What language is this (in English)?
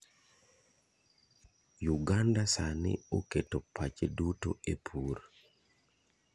Luo (Kenya and Tanzania)